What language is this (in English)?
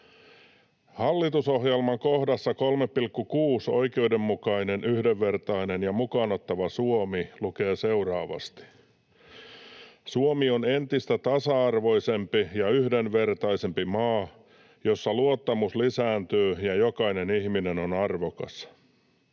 Finnish